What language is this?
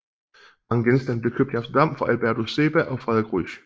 Danish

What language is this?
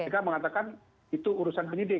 Indonesian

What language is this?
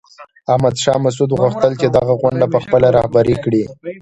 Pashto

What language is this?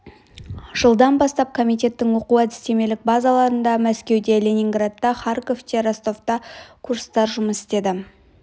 Kazakh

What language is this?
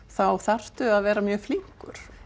Icelandic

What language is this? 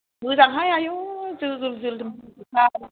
Bodo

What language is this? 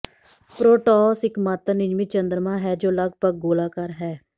Punjabi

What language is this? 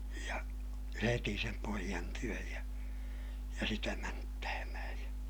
Finnish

